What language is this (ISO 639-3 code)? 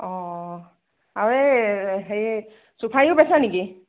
asm